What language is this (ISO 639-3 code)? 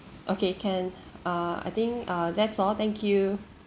eng